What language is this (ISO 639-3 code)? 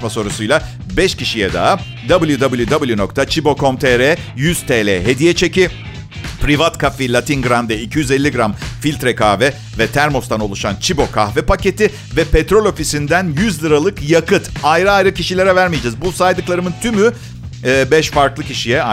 tur